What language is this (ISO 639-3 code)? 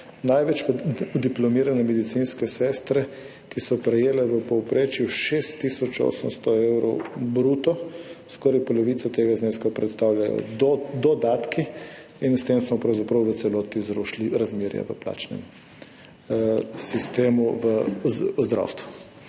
slv